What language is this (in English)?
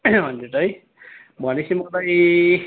Nepali